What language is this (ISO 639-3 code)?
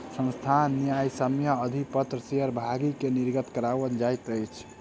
mai